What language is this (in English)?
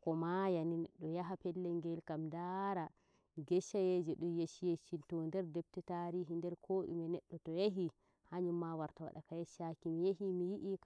Nigerian Fulfulde